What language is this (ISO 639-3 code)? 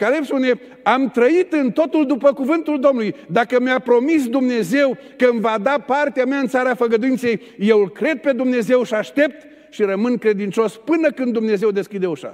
ron